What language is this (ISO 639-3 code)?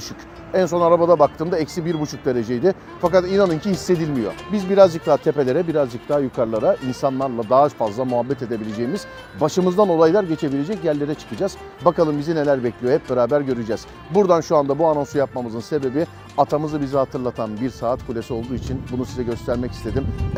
tur